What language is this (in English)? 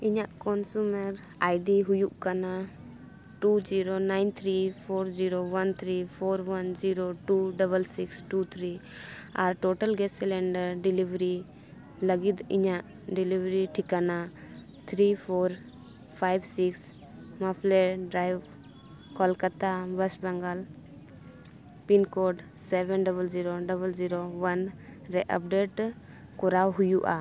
Santali